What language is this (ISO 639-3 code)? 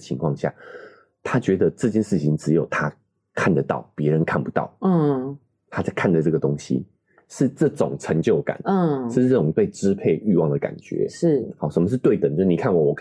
zho